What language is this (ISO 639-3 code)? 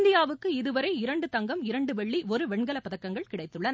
tam